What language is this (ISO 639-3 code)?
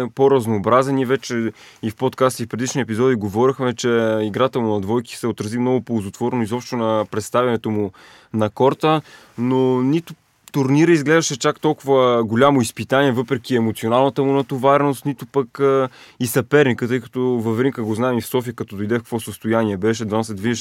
bul